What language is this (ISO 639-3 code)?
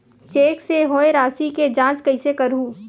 hne